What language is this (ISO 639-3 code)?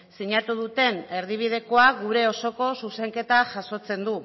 eus